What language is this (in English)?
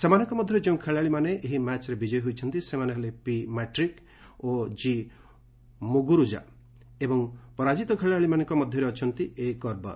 Odia